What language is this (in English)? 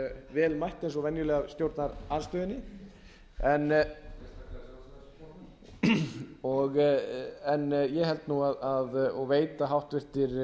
Icelandic